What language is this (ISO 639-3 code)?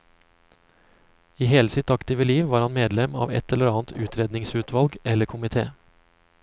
nor